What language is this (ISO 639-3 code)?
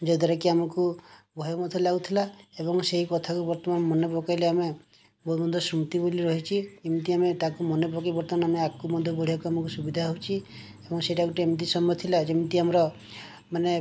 ori